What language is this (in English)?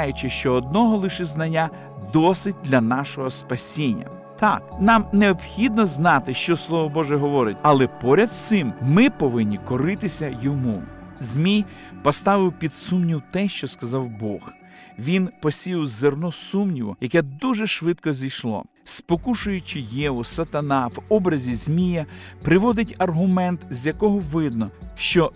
Ukrainian